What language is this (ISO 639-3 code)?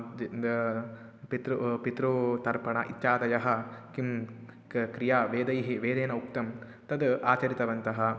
san